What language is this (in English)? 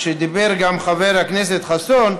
Hebrew